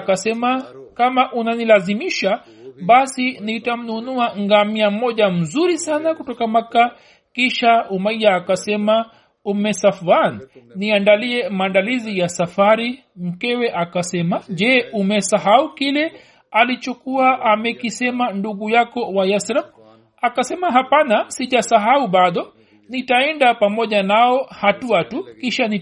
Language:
Swahili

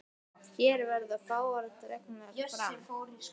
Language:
Icelandic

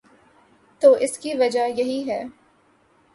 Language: Urdu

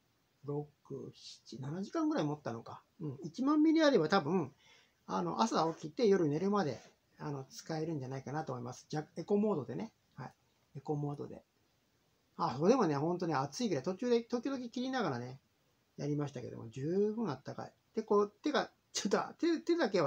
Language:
Japanese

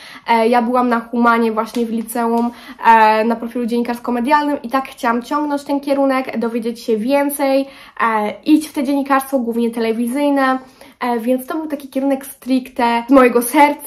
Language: Polish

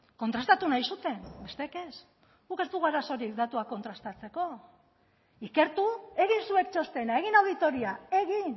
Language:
Basque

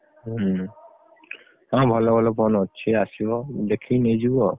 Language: Odia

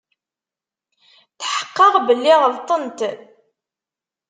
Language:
Kabyle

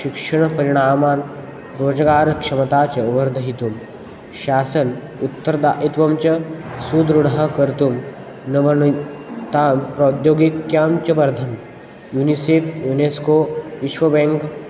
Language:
Sanskrit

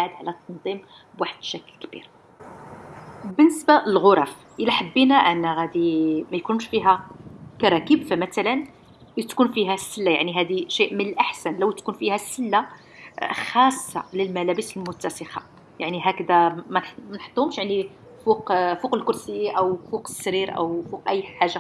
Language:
Arabic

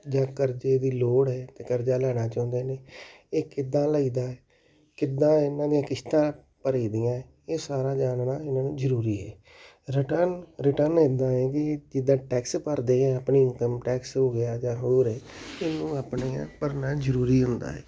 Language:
Punjabi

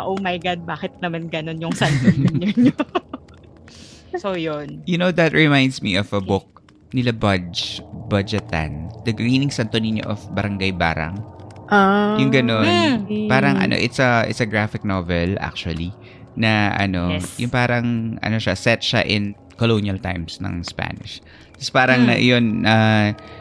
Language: Filipino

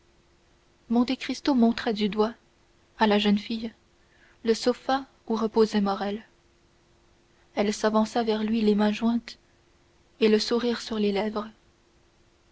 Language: French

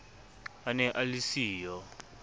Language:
Southern Sotho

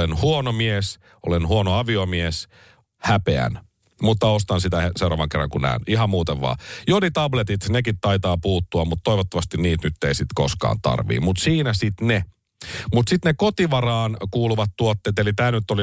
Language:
Finnish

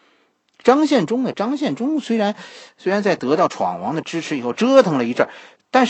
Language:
Chinese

